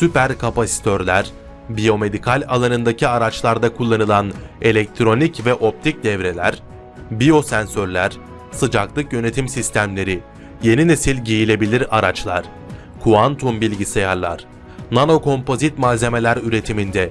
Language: Turkish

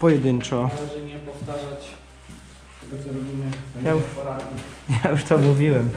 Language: Polish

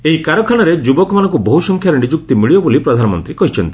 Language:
Odia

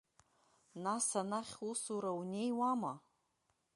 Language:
Abkhazian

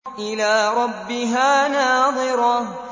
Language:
Arabic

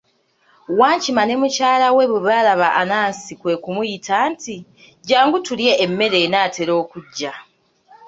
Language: Ganda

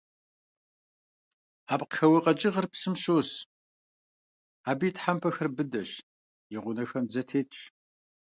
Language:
Kabardian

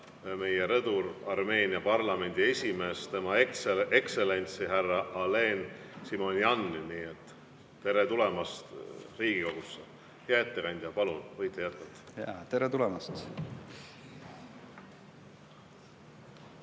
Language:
Estonian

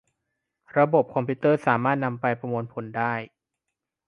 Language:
Thai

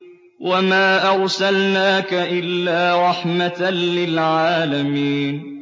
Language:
Arabic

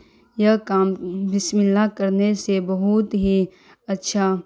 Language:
Urdu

